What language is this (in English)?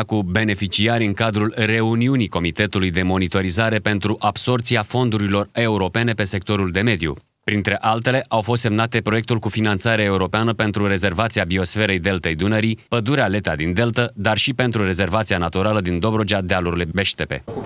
Romanian